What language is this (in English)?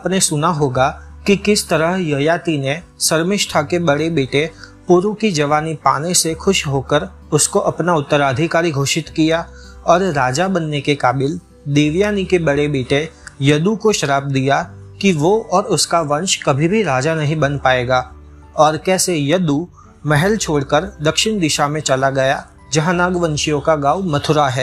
Hindi